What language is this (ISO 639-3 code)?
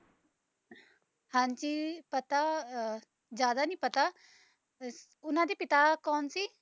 pan